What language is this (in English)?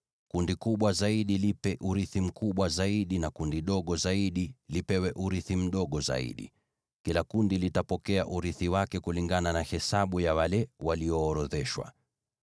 Swahili